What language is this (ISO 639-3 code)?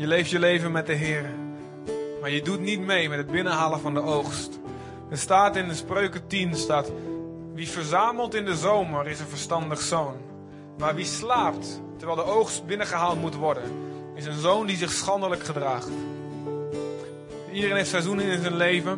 nld